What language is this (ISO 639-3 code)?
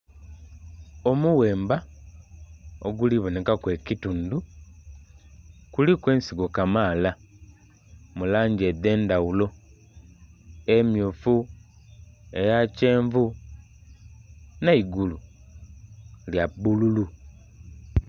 xog